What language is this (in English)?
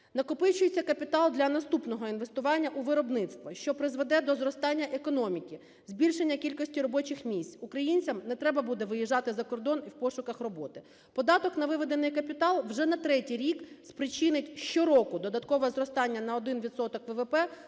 Ukrainian